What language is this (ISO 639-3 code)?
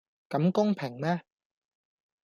yue